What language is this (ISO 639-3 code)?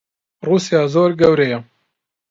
ckb